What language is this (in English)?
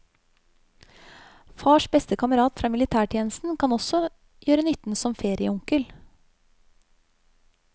Norwegian